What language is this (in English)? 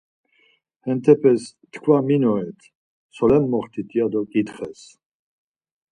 Laz